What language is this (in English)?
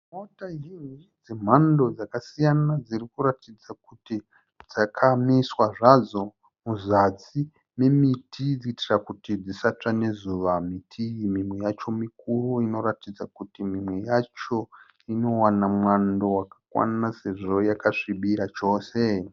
Shona